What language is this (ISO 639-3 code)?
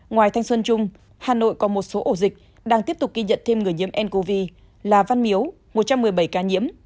vie